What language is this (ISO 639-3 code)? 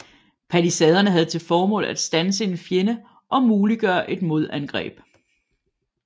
dan